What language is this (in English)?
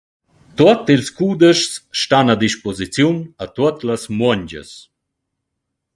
Romansh